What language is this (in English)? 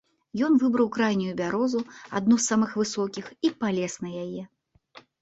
Belarusian